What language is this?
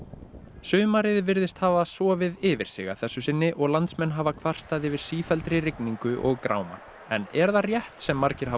Icelandic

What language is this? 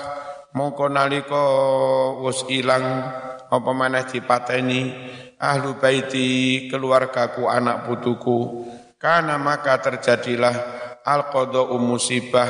Indonesian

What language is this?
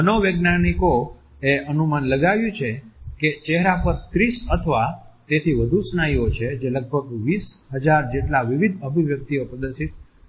Gujarati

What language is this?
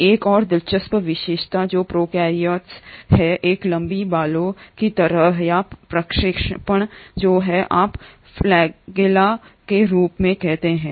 Hindi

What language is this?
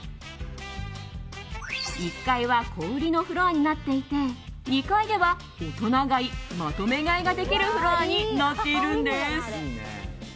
Japanese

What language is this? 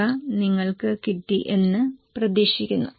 Malayalam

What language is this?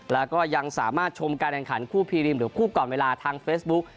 Thai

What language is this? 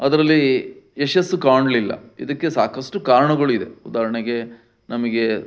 Kannada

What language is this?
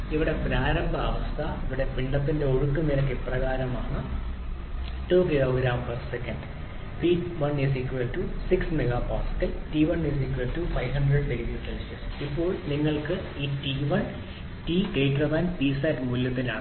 Malayalam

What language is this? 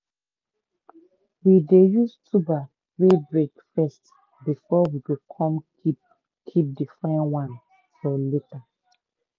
Nigerian Pidgin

